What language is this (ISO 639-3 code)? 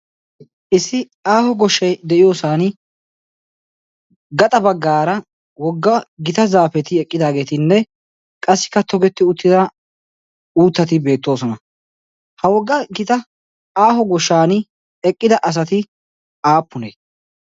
wal